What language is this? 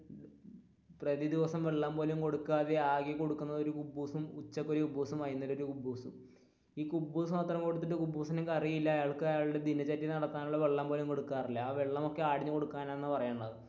Malayalam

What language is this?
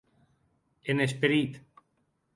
Occitan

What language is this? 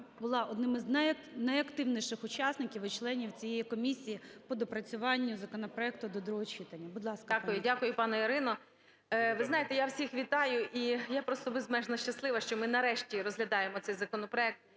Ukrainian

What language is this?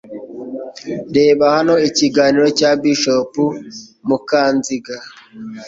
Kinyarwanda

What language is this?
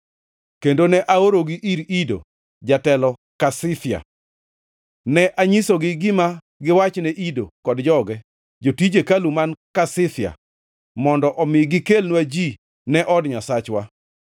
Luo (Kenya and Tanzania)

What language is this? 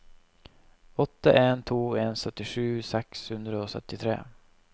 Norwegian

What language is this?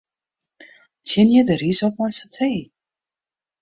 Western Frisian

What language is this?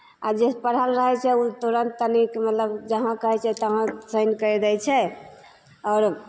Maithili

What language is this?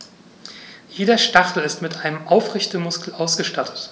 German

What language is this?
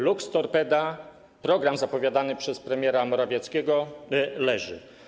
Polish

